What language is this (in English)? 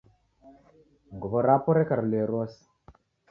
Taita